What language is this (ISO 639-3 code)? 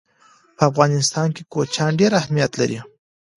pus